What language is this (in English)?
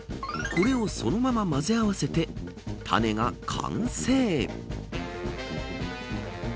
Japanese